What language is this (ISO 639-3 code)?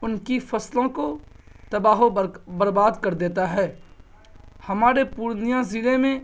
urd